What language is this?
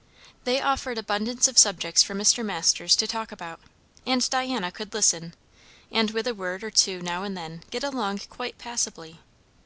English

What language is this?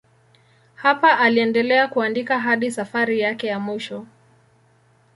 Swahili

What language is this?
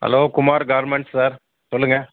Tamil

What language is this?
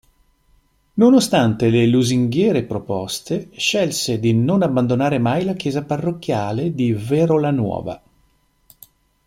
Italian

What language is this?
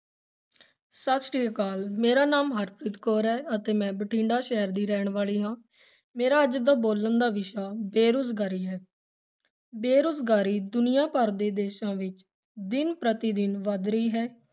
Punjabi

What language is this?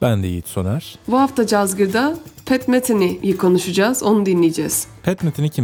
Turkish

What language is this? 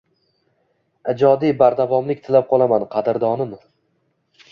Uzbek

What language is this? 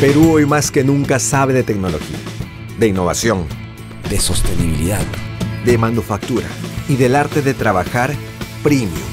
Spanish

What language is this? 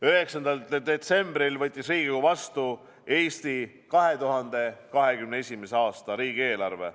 Estonian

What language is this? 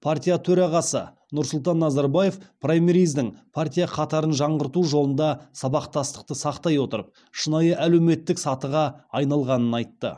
Kazakh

